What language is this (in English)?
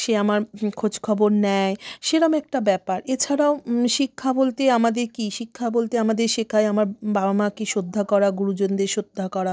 Bangla